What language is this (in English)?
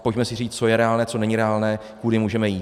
Czech